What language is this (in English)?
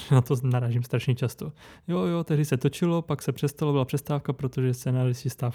Czech